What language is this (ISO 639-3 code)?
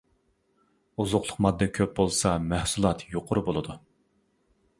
uig